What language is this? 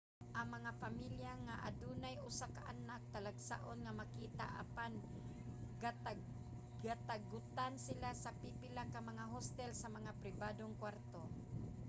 Cebuano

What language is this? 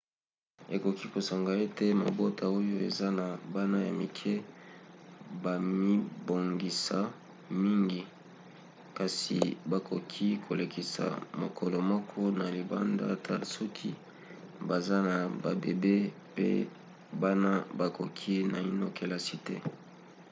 Lingala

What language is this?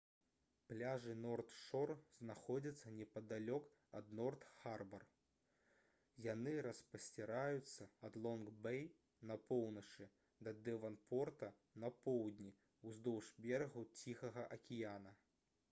Belarusian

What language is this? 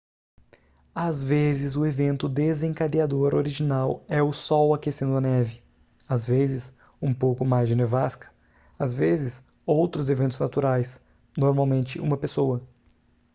Portuguese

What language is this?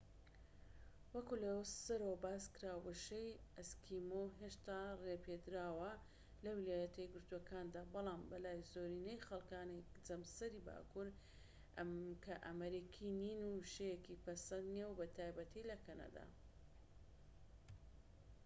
Central Kurdish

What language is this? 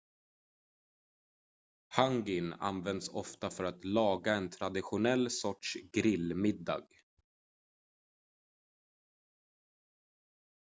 Swedish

